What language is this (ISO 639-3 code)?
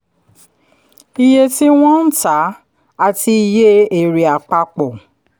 yor